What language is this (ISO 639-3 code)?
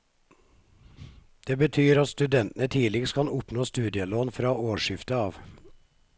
nor